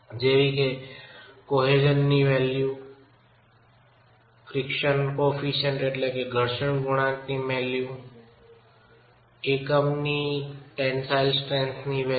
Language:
Gujarati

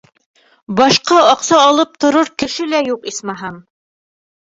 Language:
Bashkir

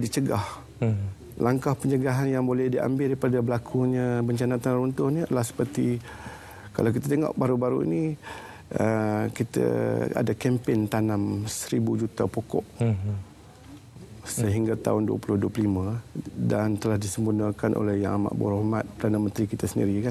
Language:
Malay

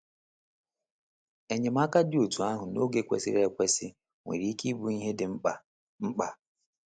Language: Igbo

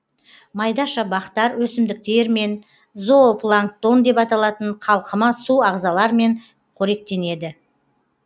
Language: Kazakh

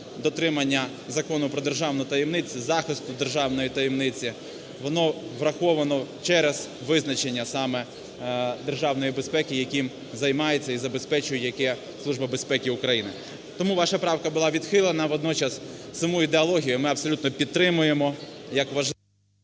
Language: Ukrainian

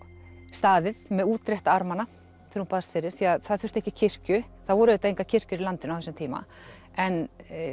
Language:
Icelandic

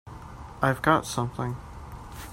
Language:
English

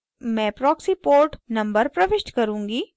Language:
Hindi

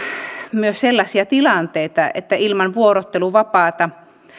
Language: Finnish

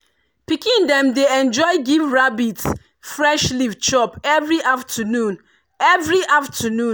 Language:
Nigerian Pidgin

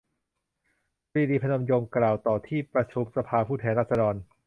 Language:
Thai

